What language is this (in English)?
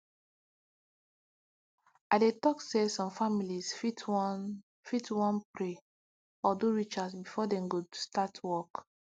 Nigerian Pidgin